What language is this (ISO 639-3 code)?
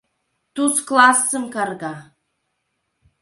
chm